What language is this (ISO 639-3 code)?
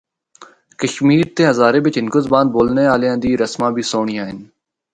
hno